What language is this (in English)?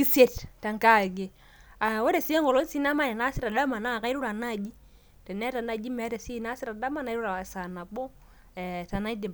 Masai